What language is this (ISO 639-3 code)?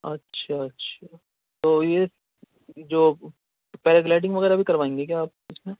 urd